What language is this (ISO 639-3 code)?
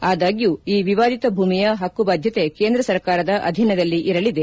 kan